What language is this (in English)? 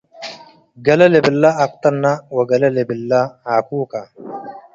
Tigre